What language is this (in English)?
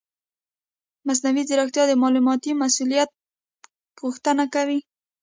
Pashto